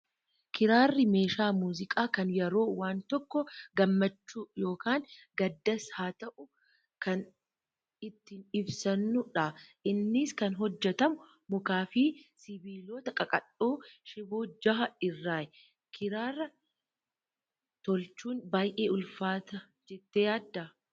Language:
Oromo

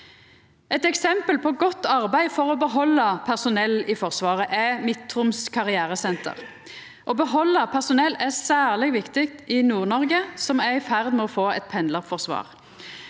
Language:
Norwegian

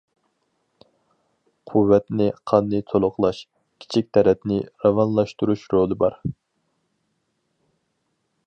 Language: Uyghur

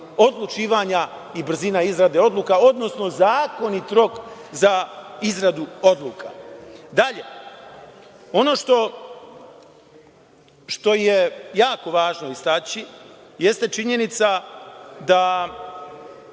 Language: Serbian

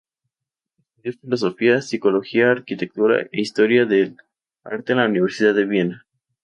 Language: Spanish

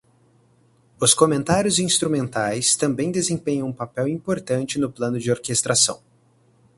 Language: Portuguese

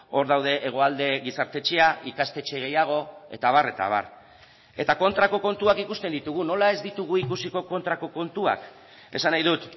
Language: Basque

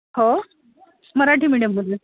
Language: Marathi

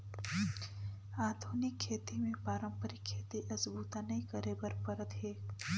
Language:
Chhattisgarhi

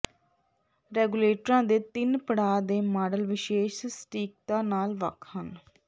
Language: Punjabi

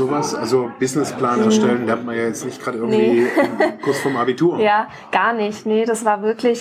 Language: German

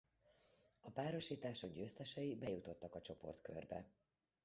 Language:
Hungarian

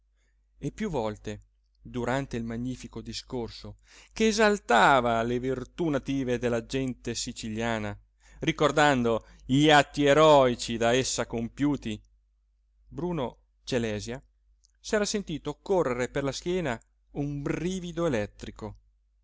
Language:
Italian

